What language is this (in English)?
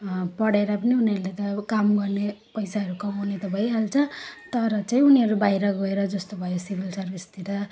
Nepali